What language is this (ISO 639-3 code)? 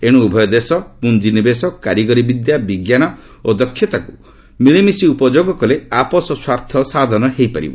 ori